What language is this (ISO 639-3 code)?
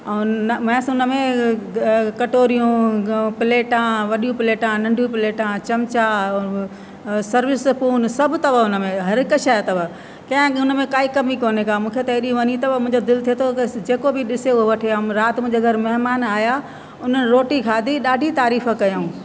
snd